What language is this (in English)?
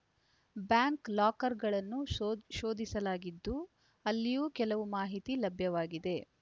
Kannada